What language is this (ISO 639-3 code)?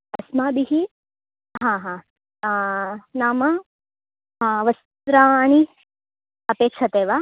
san